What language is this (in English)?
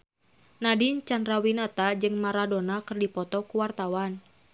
Sundanese